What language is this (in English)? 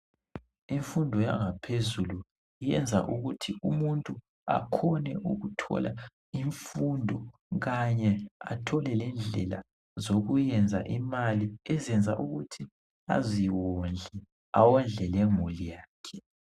North Ndebele